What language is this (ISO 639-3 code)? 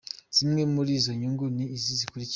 kin